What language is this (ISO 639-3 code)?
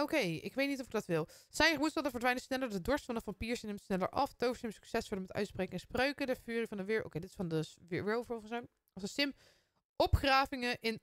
nld